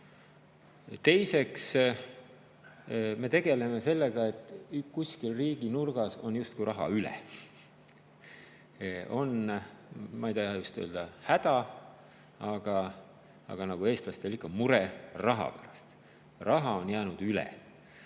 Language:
Estonian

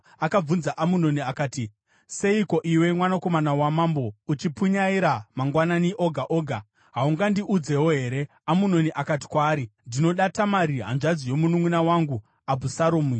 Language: Shona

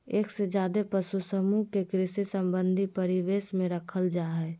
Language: Magahi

